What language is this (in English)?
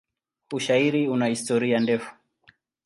Swahili